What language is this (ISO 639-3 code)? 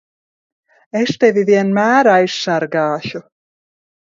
lav